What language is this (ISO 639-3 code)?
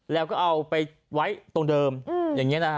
tha